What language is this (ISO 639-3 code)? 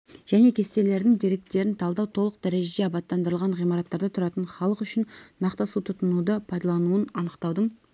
kaz